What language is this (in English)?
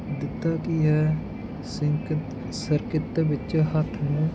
Punjabi